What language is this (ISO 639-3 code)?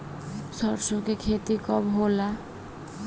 bho